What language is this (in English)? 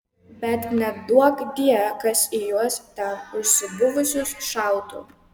Lithuanian